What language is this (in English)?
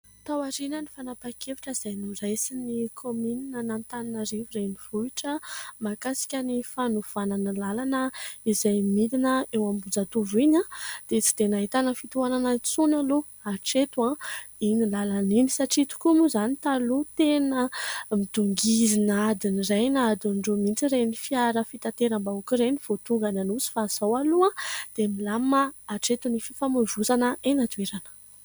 Malagasy